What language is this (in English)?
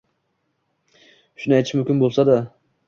Uzbek